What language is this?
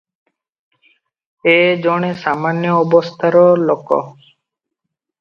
Odia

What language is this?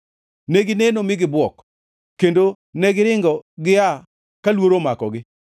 Luo (Kenya and Tanzania)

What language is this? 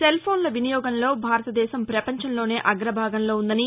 Telugu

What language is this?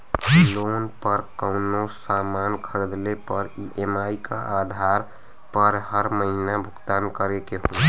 Bhojpuri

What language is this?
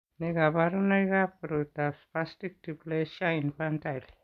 Kalenjin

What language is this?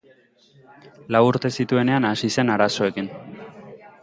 Basque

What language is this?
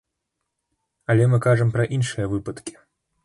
Belarusian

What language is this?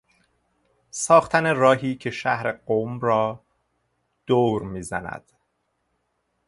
Persian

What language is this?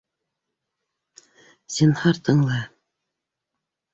Bashkir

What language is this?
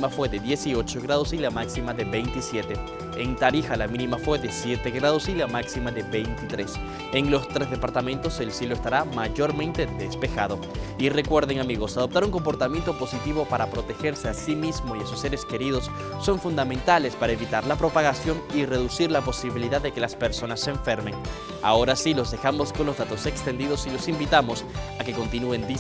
Spanish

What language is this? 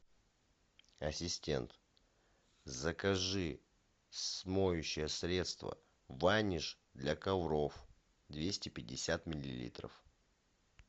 Russian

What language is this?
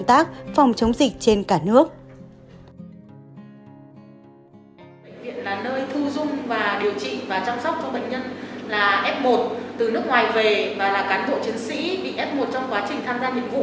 Vietnamese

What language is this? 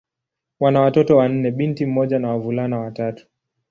Swahili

